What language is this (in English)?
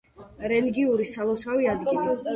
Georgian